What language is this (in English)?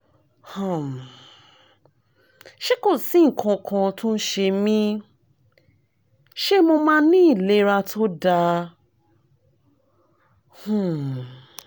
Yoruba